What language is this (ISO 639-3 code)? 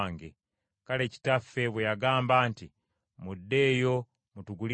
lug